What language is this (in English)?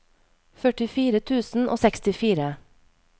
Norwegian